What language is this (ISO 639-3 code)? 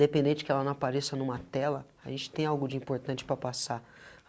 por